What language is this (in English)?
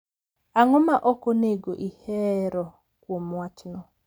Luo (Kenya and Tanzania)